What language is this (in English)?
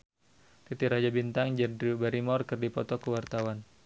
Sundanese